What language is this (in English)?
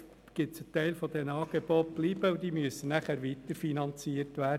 Swiss German